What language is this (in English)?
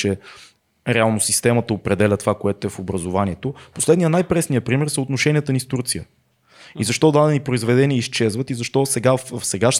Bulgarian